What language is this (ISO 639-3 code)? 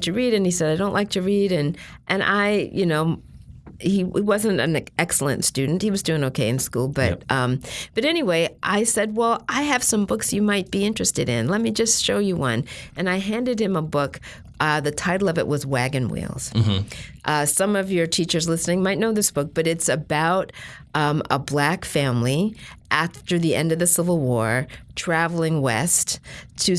eng